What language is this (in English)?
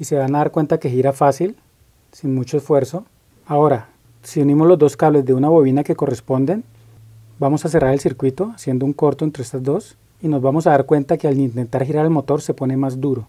Spanish